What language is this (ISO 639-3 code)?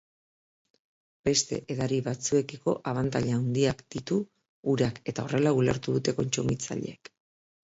eus